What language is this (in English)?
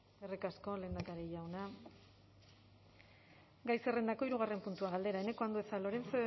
Basque